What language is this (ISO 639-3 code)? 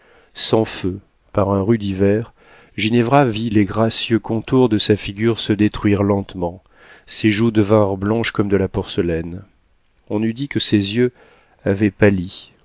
fra